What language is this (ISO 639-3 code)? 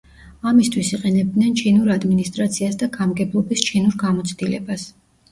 kat